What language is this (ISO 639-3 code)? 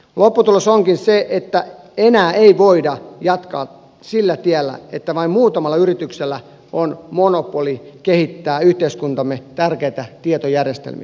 fin